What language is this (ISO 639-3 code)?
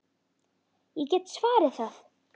isl